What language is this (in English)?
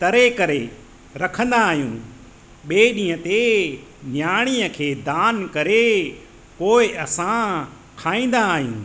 Sindhi